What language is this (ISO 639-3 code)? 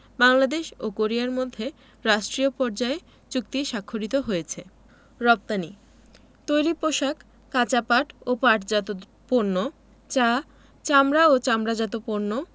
ben